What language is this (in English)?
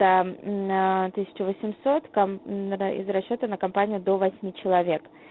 Russian